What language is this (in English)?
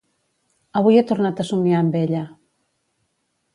Catalan